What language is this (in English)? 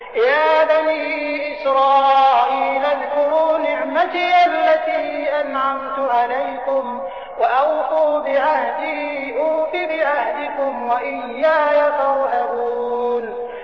Arabic